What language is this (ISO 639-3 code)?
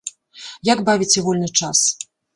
bel